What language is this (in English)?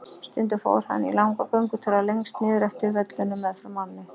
Icelandic